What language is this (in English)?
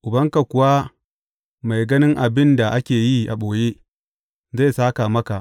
Hausa